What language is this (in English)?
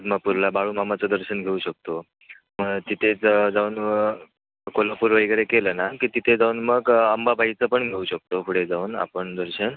Marathi